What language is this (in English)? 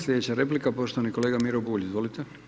Croatian